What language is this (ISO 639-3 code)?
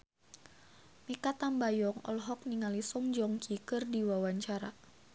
sun